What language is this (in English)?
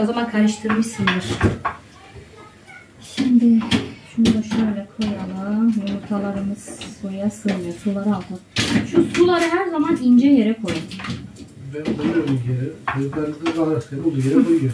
Turkish